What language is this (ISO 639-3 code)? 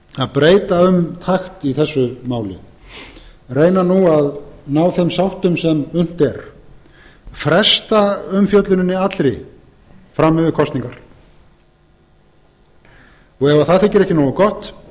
isl